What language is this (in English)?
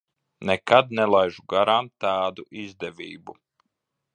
Latvian